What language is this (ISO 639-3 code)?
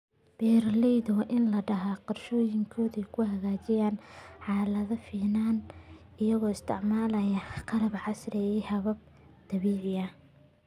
som